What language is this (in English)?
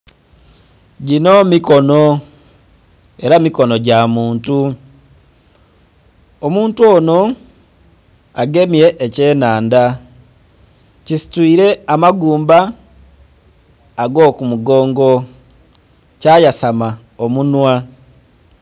Soga